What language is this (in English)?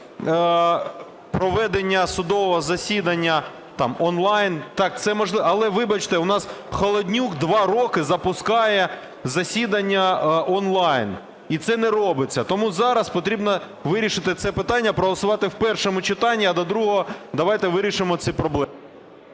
Ukrainian